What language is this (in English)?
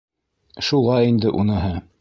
Bashkir